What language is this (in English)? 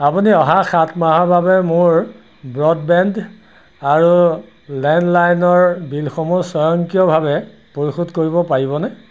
Assamese